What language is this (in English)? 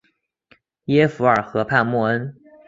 Chinese